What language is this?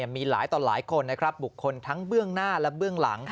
Thai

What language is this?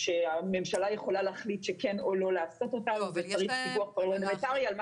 Hebrew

